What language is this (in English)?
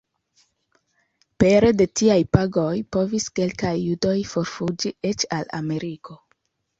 Esperanto